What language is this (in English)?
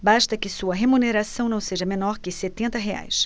Portuguese